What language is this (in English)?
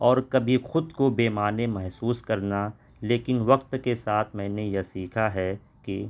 Urdu